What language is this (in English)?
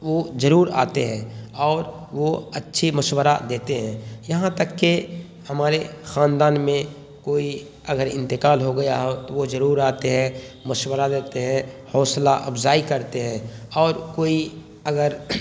Urdu